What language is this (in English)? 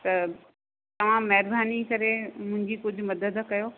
Sindhi